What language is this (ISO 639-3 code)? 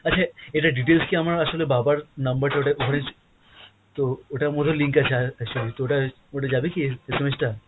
ben